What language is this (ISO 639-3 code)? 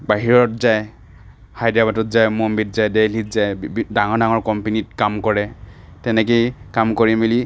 asm